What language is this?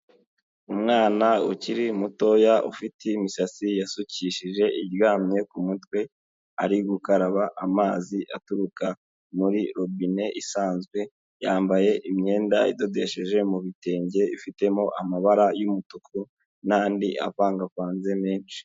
Kinyarwanda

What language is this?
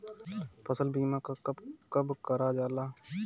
Bhojpuri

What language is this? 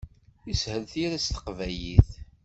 Kabyle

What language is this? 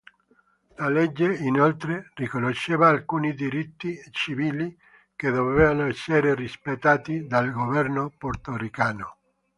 Italian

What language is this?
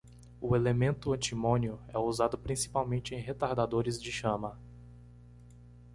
Portuguese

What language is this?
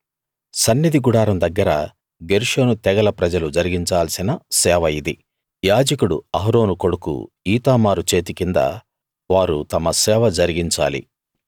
Telugu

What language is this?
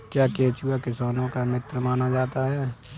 Hindi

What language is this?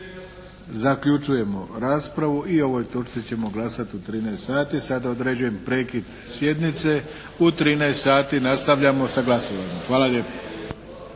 Croatian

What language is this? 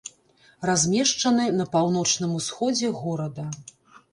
Belarusian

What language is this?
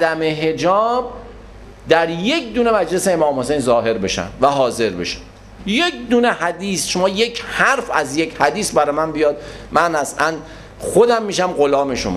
Persian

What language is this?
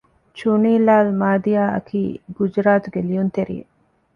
Divehi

